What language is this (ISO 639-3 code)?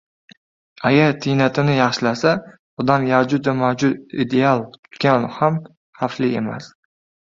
uzb